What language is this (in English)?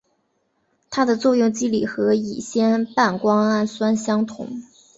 Chinese